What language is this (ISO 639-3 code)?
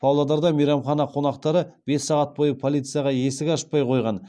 kaz